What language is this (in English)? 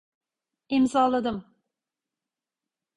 Turkish